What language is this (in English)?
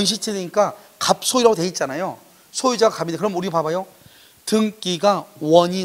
Korean